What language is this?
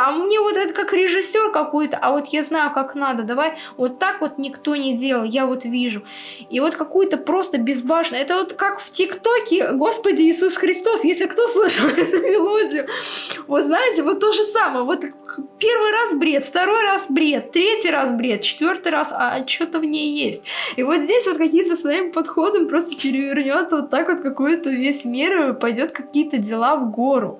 Russian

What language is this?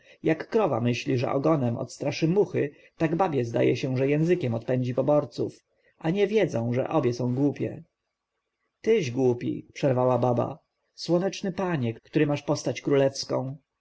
Polish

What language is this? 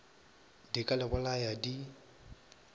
Northern Sotho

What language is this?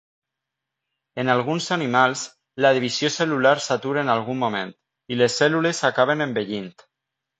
Catalan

